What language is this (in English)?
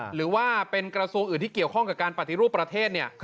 Thai